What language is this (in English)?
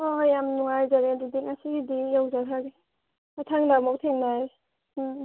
Manipuri